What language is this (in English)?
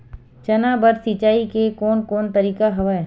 Chhattisgarhi